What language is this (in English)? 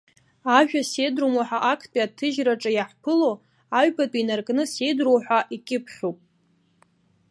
Abkhazian